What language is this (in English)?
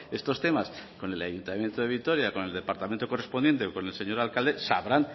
Spanish